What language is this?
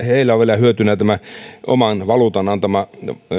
Finnish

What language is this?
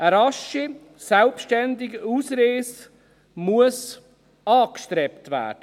Swiss German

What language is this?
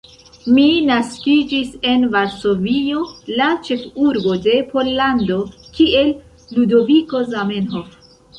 Esperanto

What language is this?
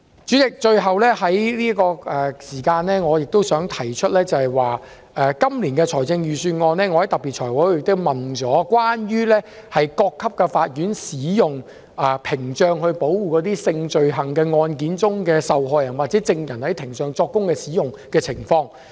Cantonese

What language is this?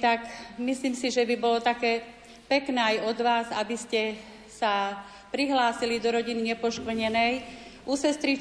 Slovak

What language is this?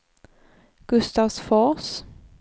Swedish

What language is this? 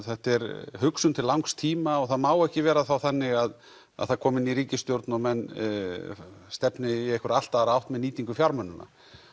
Icelandic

